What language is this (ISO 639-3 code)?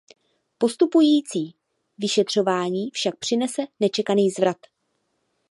ces